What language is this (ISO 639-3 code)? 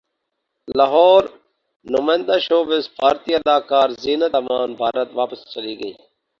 urd